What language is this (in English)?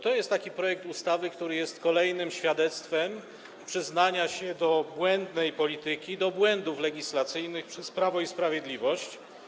Polish